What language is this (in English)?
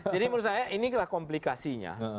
Indonesian